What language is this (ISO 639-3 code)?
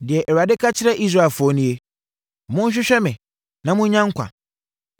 aka